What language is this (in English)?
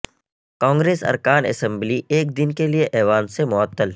Urdu